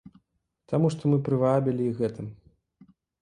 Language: Belarusian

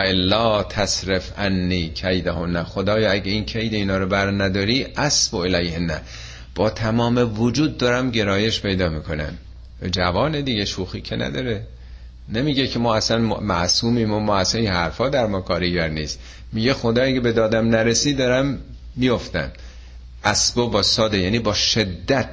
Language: Persian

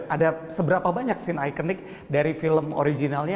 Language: Indonesian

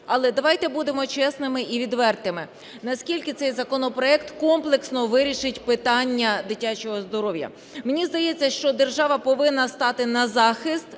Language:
Ukrainian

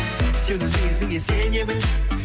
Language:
Kazakh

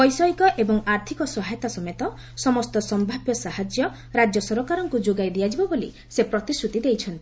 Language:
Odia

